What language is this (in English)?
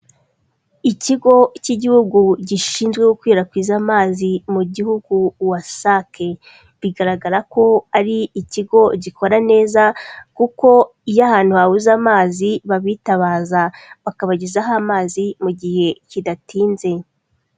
Kinyarwanda